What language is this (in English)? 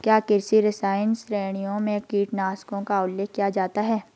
Hindi